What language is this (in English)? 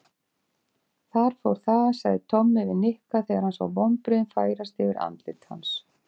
Icelandic